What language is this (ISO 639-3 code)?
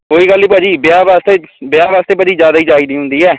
pan